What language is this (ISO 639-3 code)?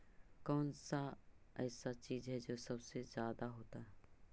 mag